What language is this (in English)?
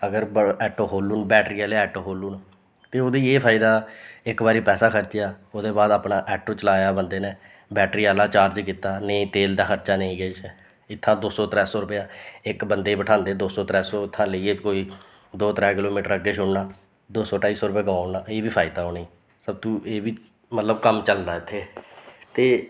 Dogri